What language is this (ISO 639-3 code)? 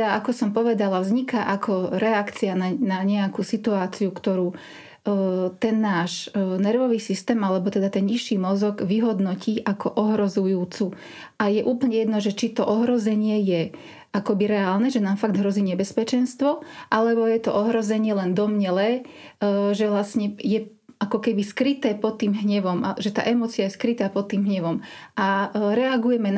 slk